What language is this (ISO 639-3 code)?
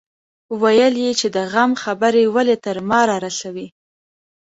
pus